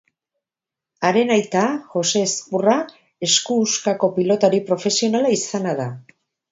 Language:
Basque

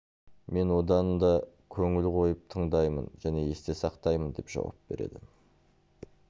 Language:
Kazakh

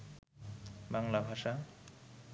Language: Bangla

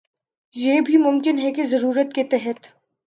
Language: Urdu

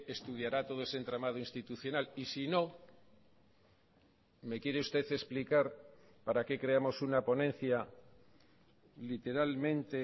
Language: Spanish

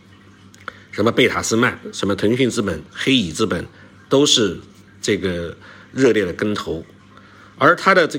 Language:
Chinese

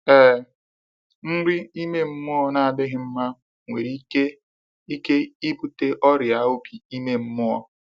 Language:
Igbo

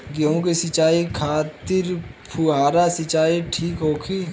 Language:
Bhojpuri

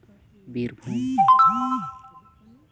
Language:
Santali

